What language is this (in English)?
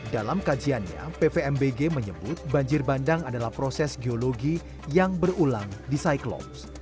Indonesian